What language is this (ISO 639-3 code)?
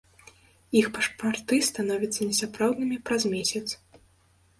bel